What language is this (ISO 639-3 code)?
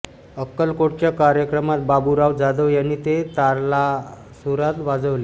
mar